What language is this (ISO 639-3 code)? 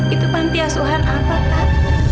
ind